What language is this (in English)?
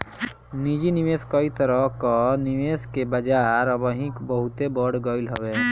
Bhojpuri